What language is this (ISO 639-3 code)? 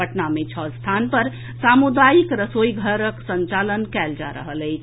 mai